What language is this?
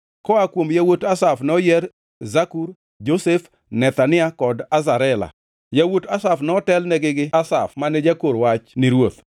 Luo (Kenya and Tanzania)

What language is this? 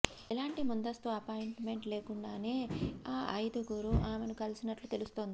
Telugu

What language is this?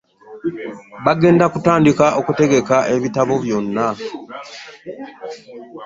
Ganda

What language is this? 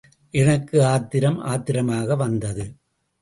Tamil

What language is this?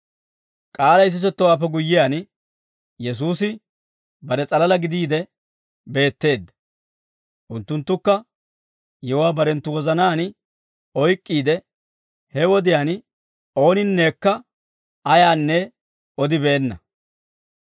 Dawro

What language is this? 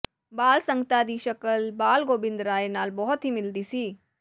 Punjabi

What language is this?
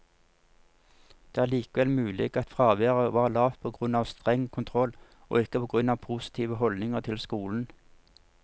Norwegian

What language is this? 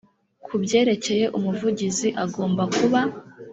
Kinyarwanda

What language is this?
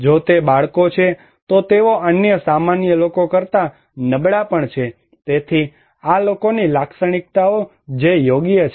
Gujarati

